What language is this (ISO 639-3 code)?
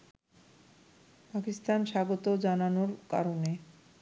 ben